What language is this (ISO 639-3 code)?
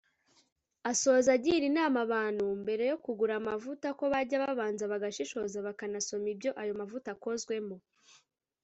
kin